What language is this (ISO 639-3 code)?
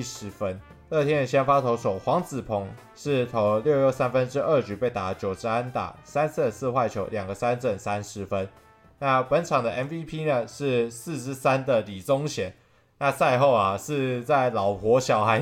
zho